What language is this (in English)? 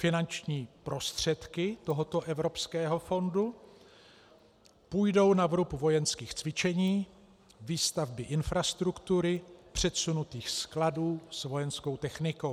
Czech